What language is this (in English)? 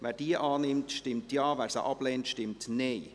Swiss German